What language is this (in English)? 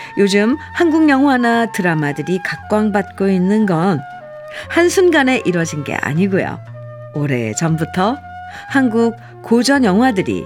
Korean